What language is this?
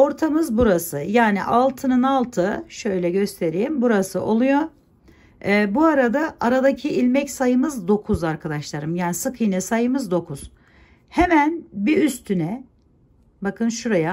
Turkish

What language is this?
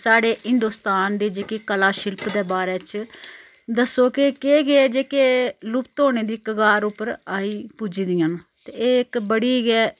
Dogri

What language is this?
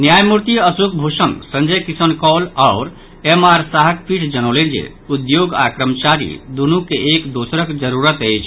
Maithili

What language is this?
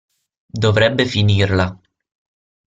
Italian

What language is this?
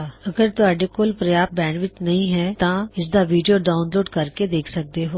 Punjabi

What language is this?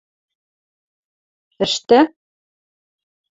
Western Mari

